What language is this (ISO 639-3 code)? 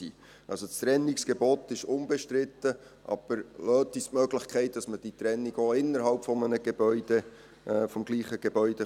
gsw